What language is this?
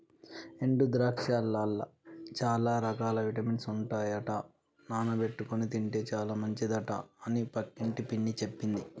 Telugu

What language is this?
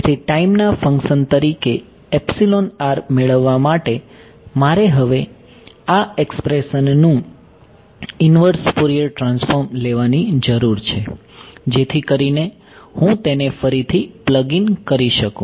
Gujarati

